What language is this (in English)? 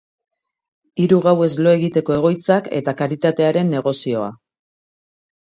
Basque